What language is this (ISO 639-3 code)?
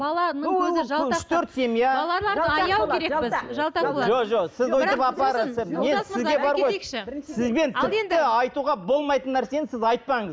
kaz